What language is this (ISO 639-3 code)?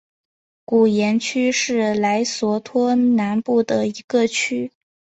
zho